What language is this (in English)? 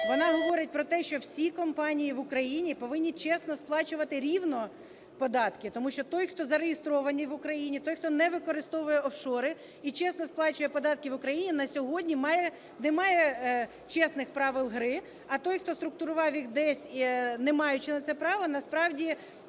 Ukrainian